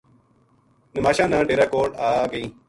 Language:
Gujari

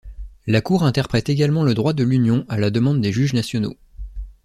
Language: French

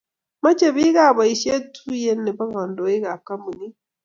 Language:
Kalenjin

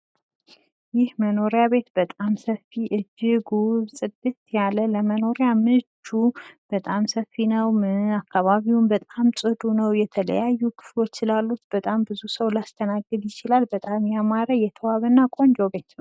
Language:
Amharic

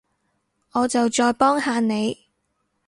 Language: Cantonese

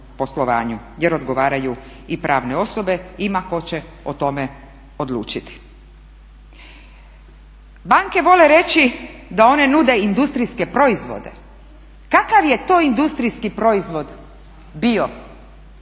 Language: Croatian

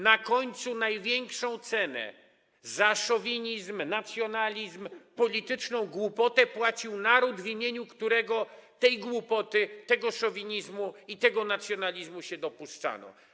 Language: Polish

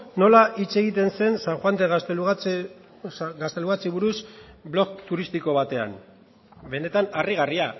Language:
Basque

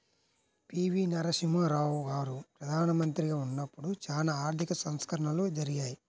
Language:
Telugu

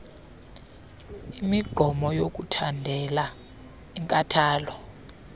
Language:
Xhosa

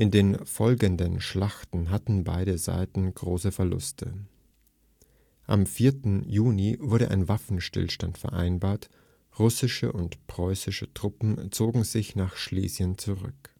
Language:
German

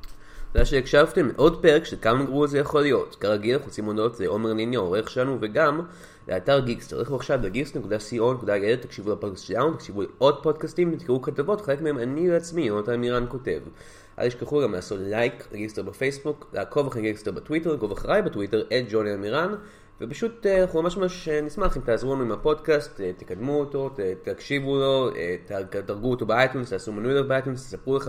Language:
Hebrew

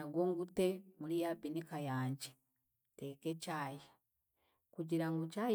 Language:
Chiga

